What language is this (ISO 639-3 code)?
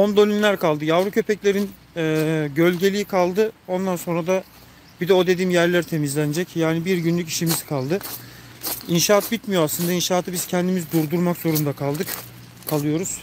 tur